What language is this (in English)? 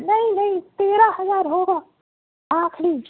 Urdu